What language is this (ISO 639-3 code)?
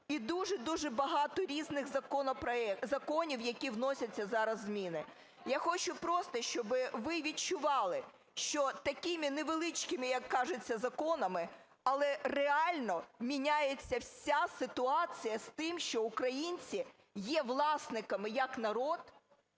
ukr